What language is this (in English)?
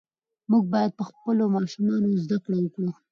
Pashto